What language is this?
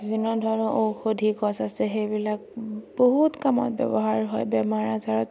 Assamese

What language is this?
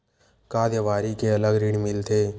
Chhattisgarhi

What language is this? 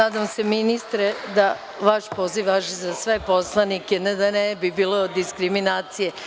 Serbian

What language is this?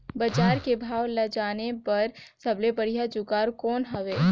Chhattisgarhi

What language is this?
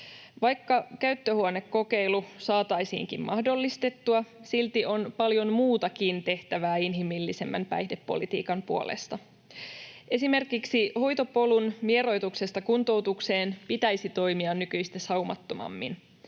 Finnish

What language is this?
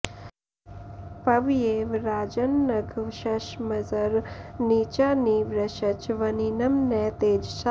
Sanskrit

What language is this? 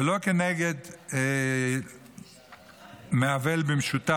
Hebrew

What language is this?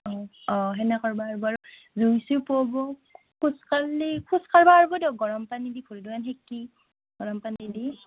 Assamese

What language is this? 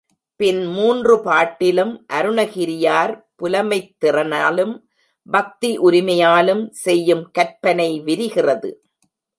Tamil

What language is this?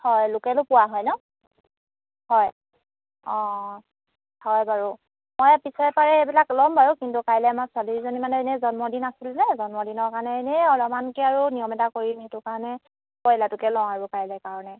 Assamese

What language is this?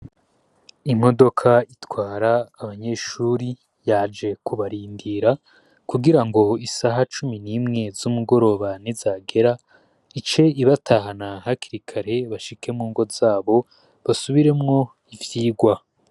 Rundi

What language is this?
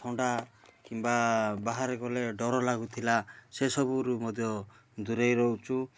Odia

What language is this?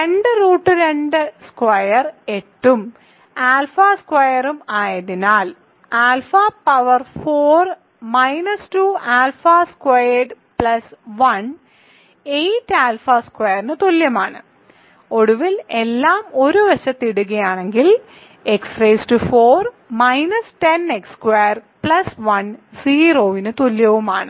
Malayalam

